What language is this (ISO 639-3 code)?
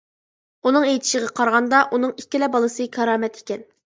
uig